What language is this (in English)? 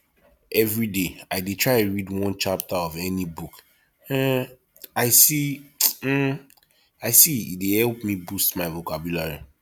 Nigerian Pidgin